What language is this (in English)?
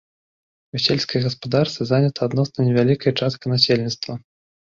Belarusian